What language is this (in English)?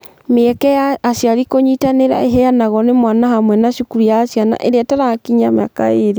Kikuyu